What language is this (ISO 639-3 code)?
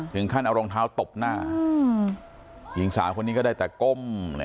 tha